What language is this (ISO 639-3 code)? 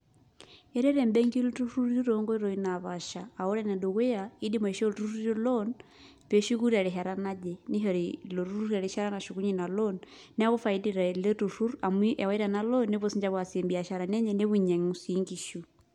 mas